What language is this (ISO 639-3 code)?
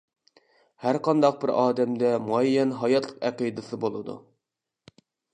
uig